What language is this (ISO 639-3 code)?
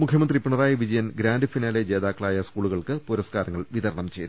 mal